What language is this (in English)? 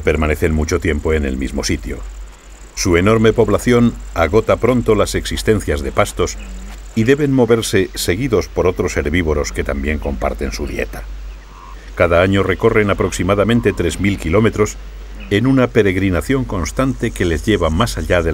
Spanish